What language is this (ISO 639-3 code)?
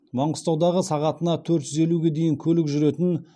kaz